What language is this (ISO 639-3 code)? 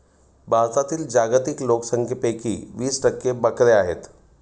mar